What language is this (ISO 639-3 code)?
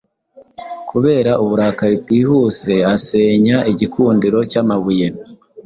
kin